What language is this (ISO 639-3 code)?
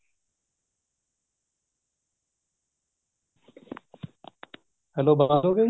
pan